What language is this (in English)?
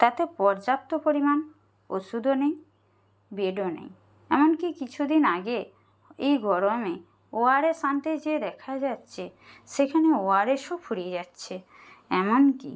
Bangla